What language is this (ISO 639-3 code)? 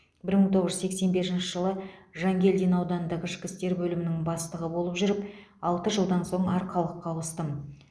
kaz